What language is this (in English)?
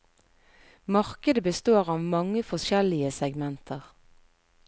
Norwegian